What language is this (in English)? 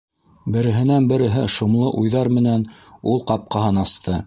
Bashkir